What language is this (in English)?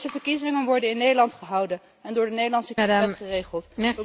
Dutch